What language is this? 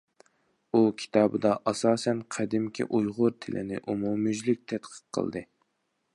Uyghur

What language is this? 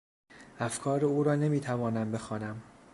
Persian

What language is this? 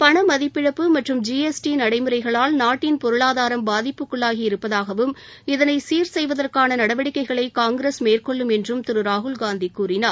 Tamil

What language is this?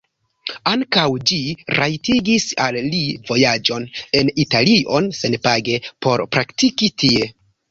Esperanto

